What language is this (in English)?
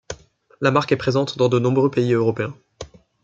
French